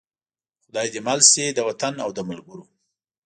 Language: Pashto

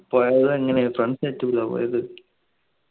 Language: Malayalam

